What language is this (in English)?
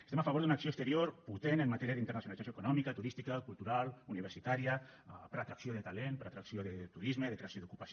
Catalan